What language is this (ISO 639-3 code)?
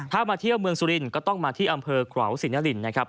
tha